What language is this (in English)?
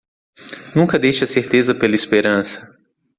Portuguese